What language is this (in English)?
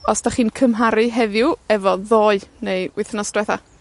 Welsh